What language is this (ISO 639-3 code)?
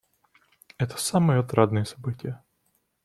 rus